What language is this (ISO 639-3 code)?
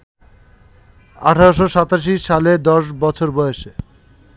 ben